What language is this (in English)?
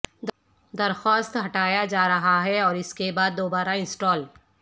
Urdu